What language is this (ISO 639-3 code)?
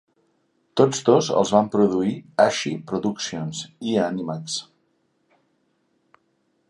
cat